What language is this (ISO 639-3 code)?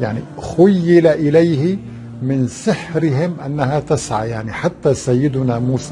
ara